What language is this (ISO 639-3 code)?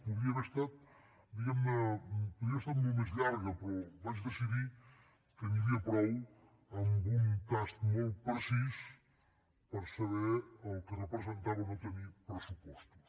cat